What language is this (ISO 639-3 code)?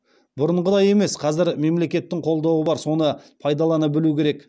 kaz